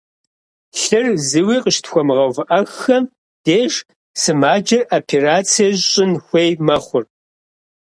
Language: Kabardian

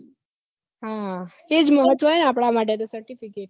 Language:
Gujarati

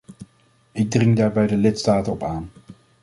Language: Dutch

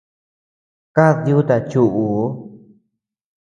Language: Tepeuxila Cuicatec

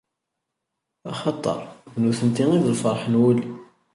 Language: Kabyle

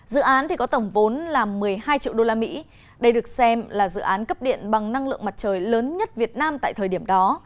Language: Vietnamese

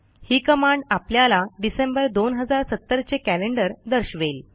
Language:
Marathi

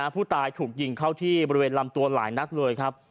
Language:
Thai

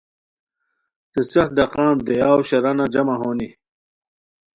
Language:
Khowar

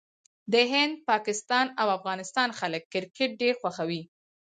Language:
Pashto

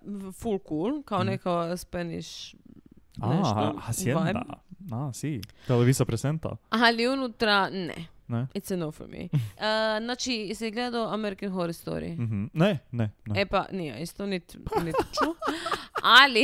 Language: Croatian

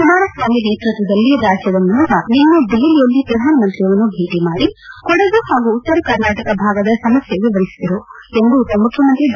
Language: Kannada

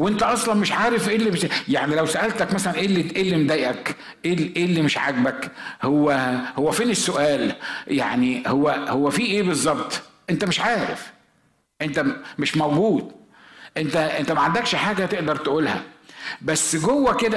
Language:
Arabic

